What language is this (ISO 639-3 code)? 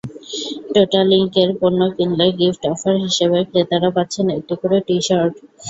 ben